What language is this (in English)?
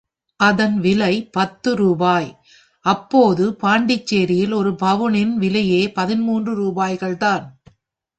Tamil